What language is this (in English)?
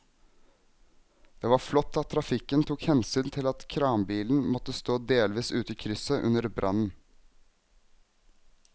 Norwegian